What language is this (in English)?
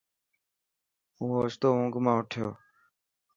Dhatki